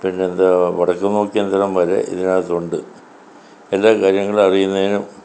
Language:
Malayalam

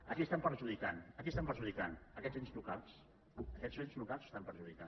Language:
Catalan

